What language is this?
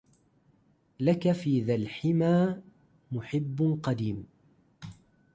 Arabic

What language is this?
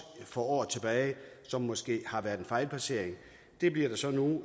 Danish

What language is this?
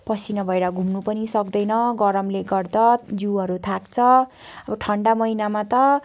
Nepali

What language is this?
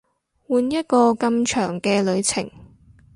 Cantonese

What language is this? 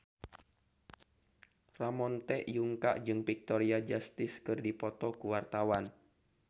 Sundanese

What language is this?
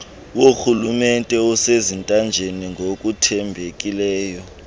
Xhosa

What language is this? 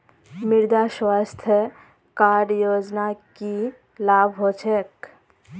Magahi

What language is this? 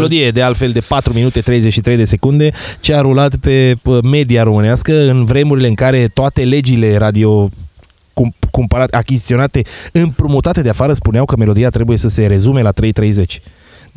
Romanian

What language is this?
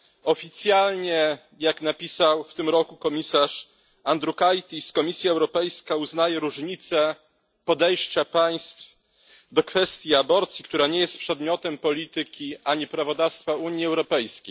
Polish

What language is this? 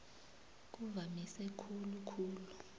South Ndebele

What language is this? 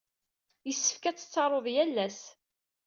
Kabyle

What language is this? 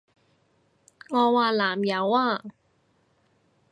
Cantonese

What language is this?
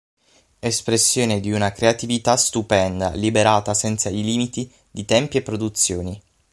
Italian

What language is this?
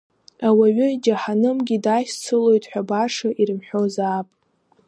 Abkhazian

